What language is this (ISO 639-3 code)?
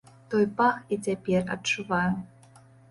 bel